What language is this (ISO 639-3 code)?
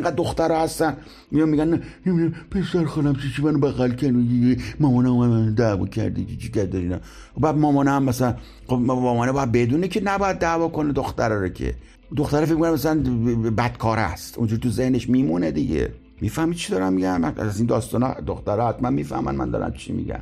fas